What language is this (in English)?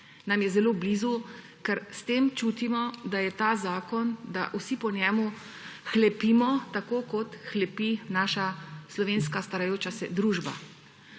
Slovenian